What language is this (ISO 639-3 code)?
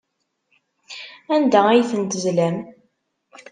kab